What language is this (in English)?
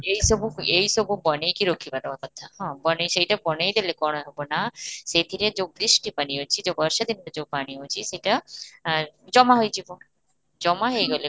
Odia